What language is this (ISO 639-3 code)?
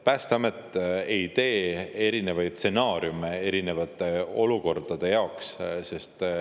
est